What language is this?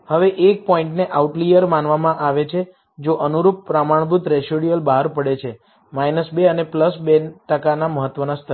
Gujarati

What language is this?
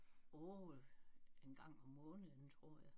Danish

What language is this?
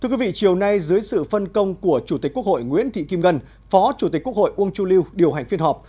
Vietnamese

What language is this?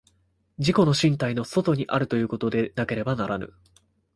Japanese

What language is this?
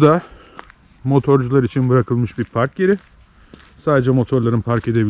Turkish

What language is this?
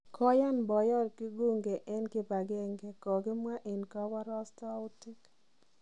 Kalenjin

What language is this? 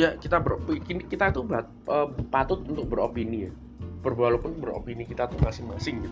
Indonesian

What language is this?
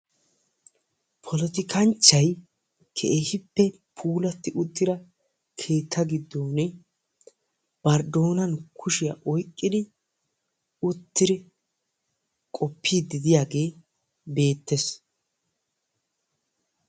Wolaytta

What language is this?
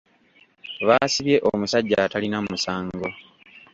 Ganda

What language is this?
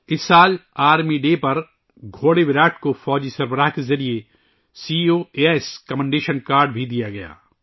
Urdu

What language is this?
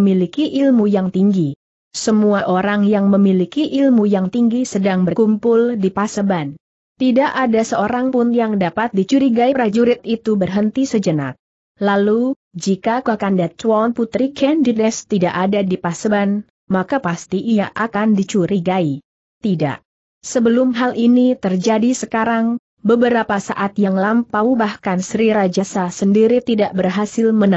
Indonesian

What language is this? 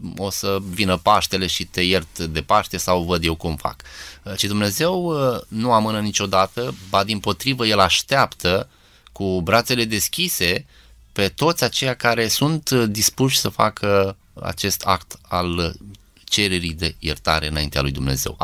Romanian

